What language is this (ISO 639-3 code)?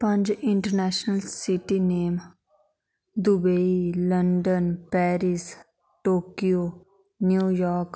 doi